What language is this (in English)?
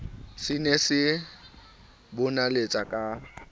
Southern Sotho